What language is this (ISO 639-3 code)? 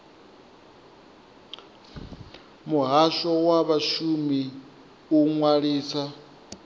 ven